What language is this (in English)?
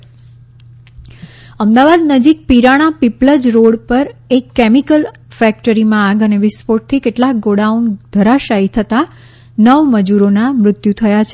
Gujarati